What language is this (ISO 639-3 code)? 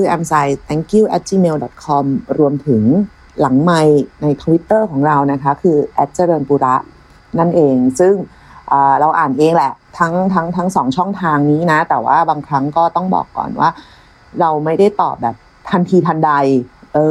tha